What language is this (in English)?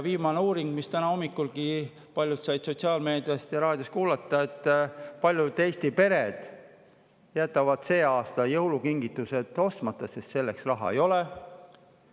Estonian